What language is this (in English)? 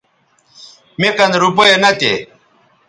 Bateri